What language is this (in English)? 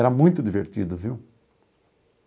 Portuguese